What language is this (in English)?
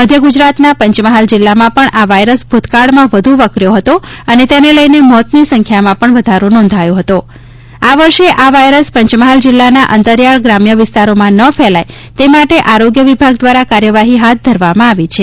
Gujarati